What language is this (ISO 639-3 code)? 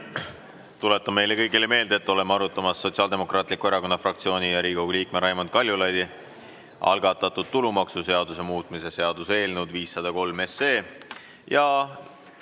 est